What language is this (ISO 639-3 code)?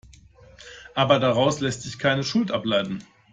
deu